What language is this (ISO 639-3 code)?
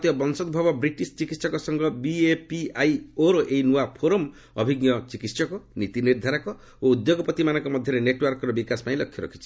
ori